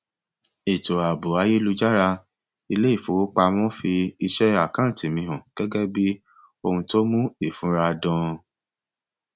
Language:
Yoruba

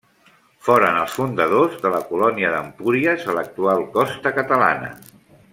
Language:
Catalan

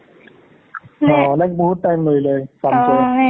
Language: Assamese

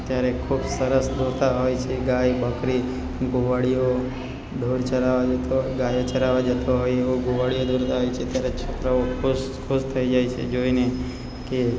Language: Gujarati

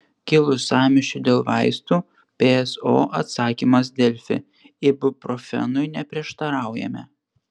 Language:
Lithuanian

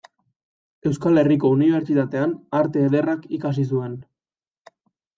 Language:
Basque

